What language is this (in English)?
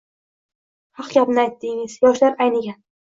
Uzbek